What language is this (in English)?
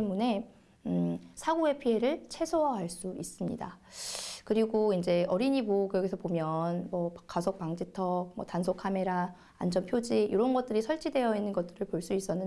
Korean